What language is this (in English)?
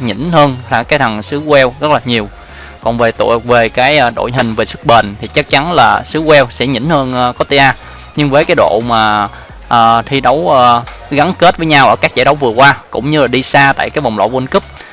Vietnamese